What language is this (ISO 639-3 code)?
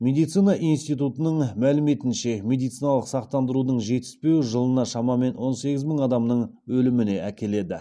kaz